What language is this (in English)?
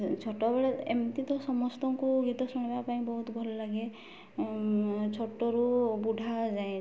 Odia